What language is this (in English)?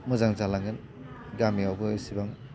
Bodo